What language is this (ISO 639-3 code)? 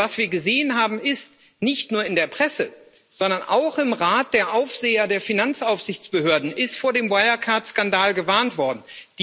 deu